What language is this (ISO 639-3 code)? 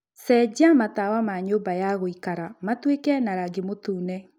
kik